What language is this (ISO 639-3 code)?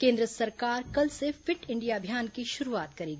hin